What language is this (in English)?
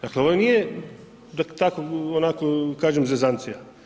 Croatian